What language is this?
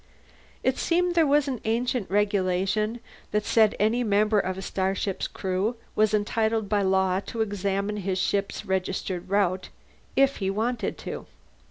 English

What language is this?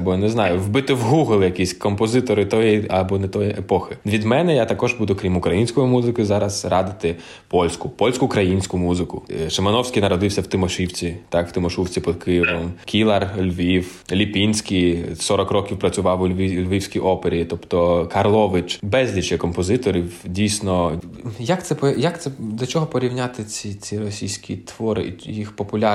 Ukrainian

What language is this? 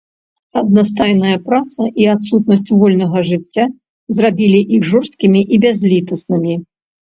Belarusian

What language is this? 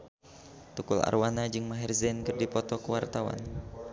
Sundanese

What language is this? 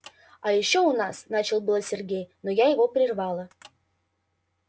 Russian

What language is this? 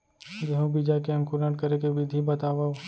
Chhattisgarhi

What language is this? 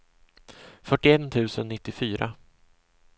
Swedish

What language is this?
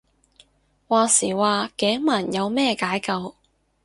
Cantonese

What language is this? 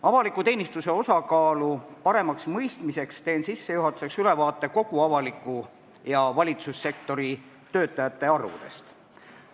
Estonian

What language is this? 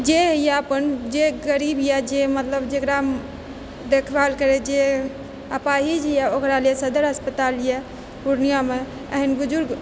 Maithili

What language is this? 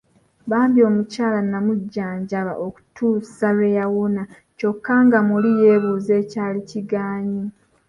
Ganda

